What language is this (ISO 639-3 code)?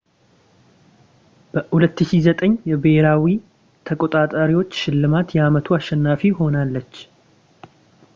amh